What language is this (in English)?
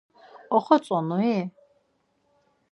Laz